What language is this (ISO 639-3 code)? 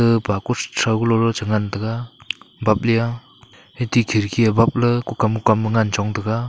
nnp